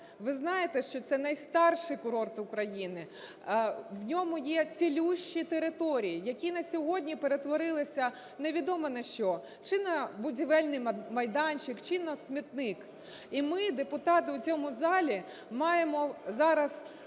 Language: Ukrainian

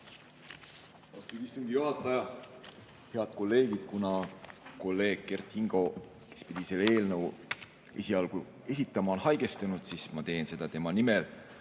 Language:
Estonian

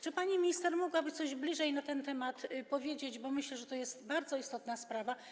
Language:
Polish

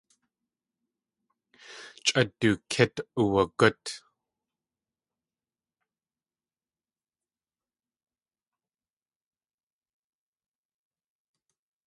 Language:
Tlingit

